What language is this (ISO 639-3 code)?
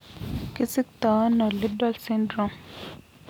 kln